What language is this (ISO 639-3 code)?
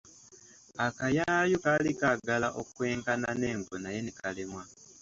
lug